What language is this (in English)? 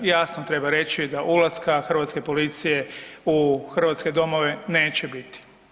Croatian